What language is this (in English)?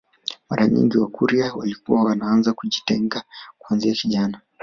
Swahili